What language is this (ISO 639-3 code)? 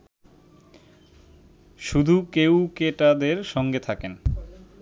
ben